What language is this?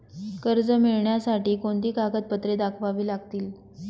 Marathi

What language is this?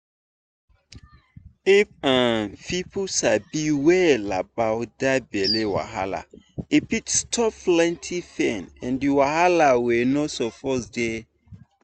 Nigerian Pidgin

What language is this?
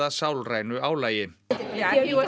Icelandic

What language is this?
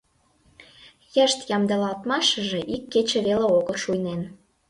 Mari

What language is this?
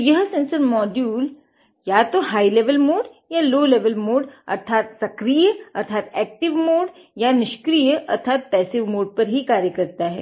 Hindi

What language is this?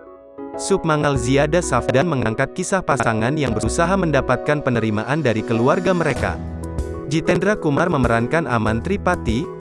Indonesian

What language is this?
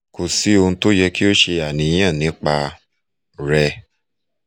Yoruba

